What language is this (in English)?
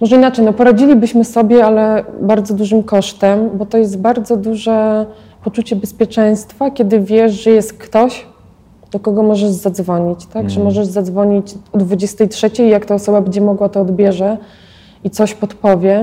Polish